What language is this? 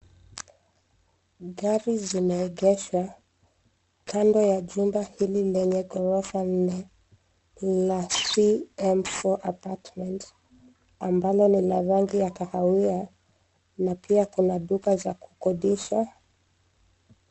Swahili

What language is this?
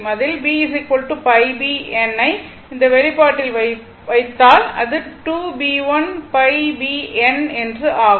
Tamil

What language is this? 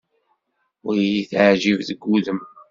Kabyle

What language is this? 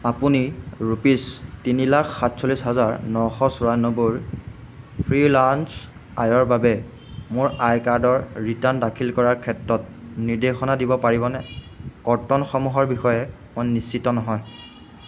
Assamese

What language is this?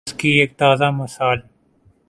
Urdu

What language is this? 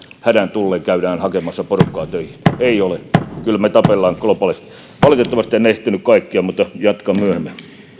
Finnish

